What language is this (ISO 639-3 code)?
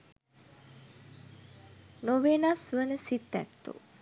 sin